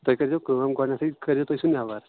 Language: Kashmiri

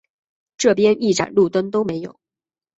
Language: Chinese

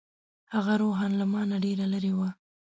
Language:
Pashto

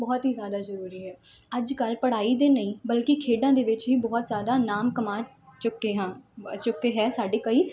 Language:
Punjabi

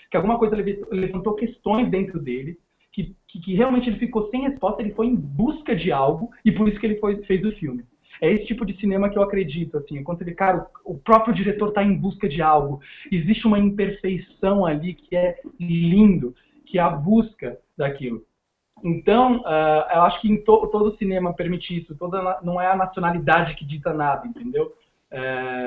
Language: Portuguese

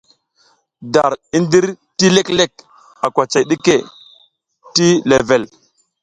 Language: South Giziga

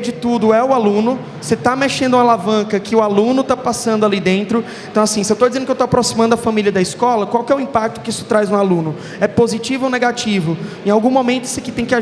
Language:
Portuguese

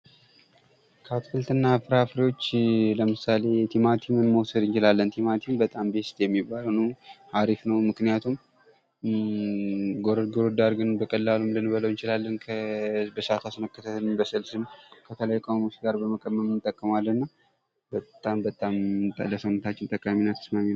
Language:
Amharic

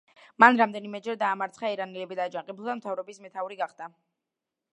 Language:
Georgian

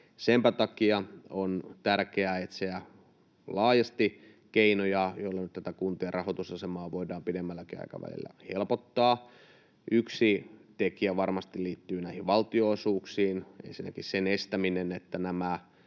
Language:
Finnish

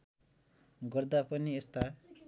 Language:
Nepali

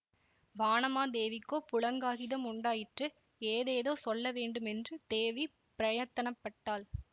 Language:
Tamil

